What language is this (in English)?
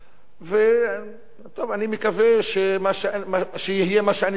Hebrew